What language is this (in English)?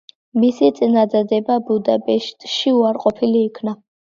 Georgian